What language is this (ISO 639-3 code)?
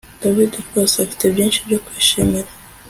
kin